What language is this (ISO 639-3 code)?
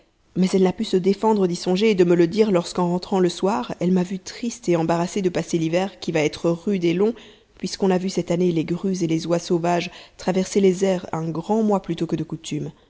fra